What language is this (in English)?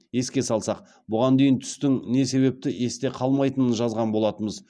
Kazakh